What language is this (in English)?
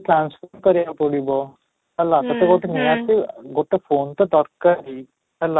Odia